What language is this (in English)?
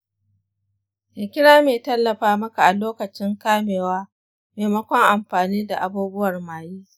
Hausa